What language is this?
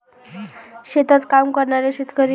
Marathi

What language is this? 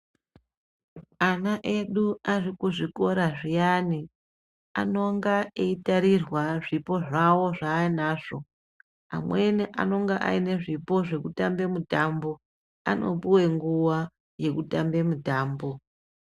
Ndau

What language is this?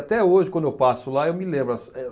Portuguese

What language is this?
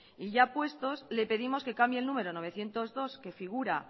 Spanish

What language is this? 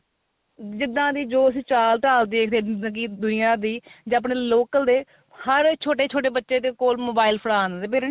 Punjabi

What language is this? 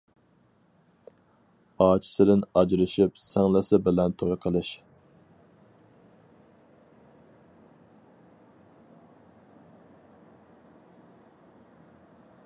Uyghur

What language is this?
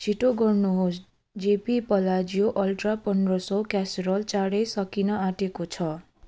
Nepali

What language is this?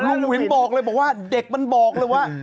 Thai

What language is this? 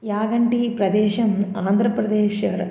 Sanskrit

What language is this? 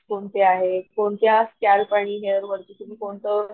Marathi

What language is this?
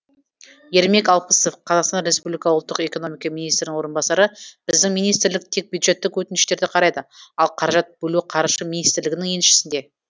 Kazakh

